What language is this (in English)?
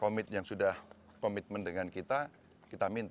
Indonesian